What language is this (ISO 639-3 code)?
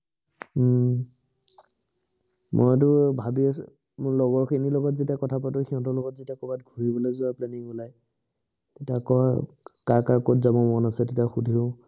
asm